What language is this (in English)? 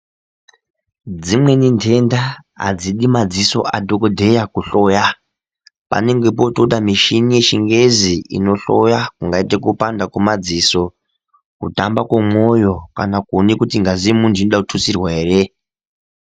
Ndau